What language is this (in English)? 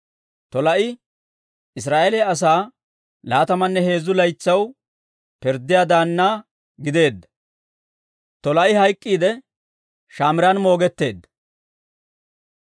Dawro